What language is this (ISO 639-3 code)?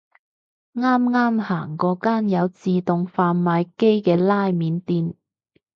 yue